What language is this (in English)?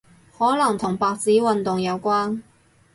Cantonese